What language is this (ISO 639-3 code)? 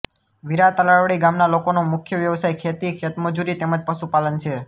guj